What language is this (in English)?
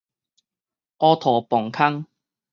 Min Nan Chinese